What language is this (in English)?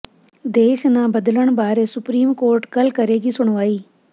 Punjabi